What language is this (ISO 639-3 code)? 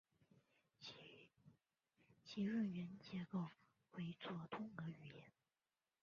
zho